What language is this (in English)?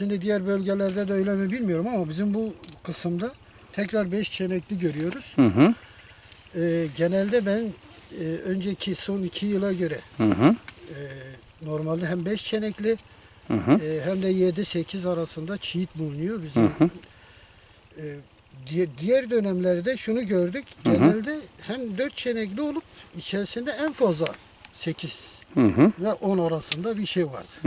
Turkish